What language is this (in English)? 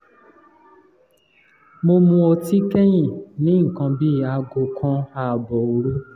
Yoruba